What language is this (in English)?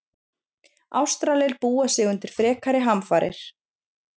Icelandic